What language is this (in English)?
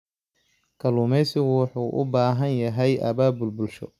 Somali